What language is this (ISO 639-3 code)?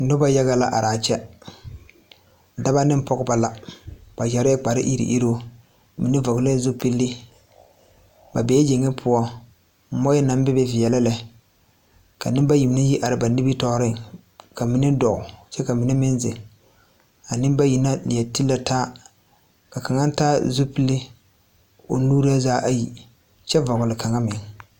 dga